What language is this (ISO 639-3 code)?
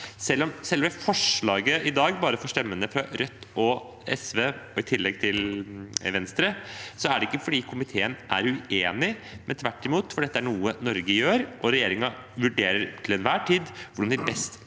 nor